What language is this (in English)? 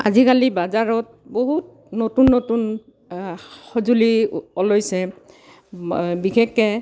Assamese